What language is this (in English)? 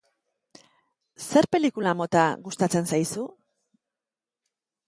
Basque